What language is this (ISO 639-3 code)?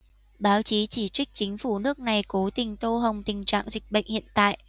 vie